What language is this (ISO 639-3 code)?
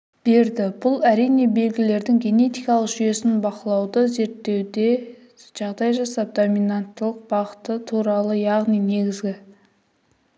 kaz